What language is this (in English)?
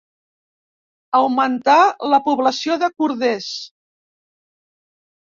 Catalan